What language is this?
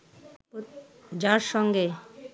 Bangla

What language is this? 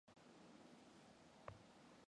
Mongolian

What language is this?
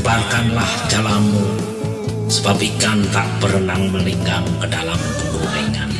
Indonesian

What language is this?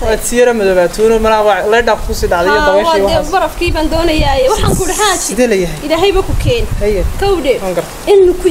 Arabic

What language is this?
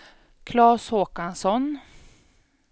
Swedish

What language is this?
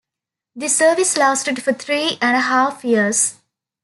English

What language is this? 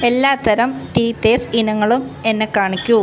Malayalam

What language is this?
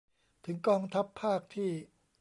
Thai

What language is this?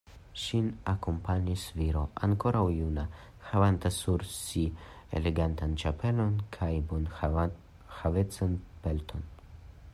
Esperanto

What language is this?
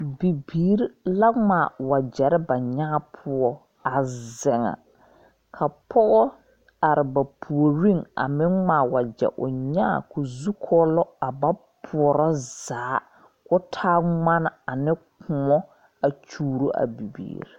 Southern Dagaare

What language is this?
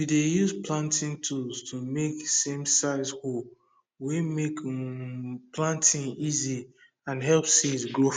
Nigerian Pidgin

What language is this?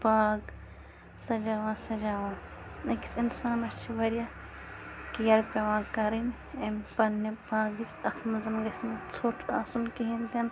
Kashmiri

